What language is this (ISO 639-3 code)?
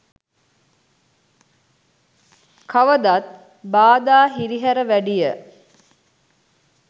sin